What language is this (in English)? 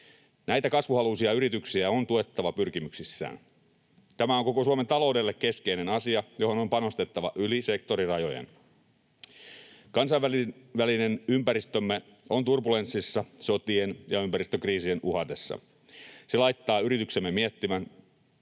Finnish